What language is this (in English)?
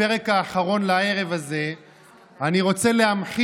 Hebrew